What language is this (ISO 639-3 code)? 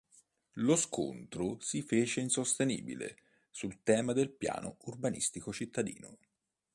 ita